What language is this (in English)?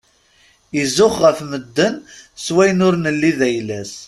Kabyle